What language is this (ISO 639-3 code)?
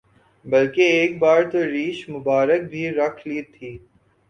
urd